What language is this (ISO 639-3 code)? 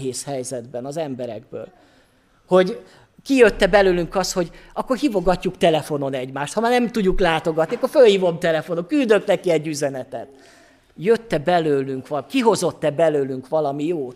hun